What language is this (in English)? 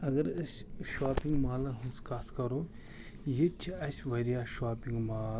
Kashmiri